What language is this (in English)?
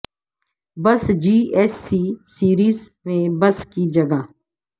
Urdu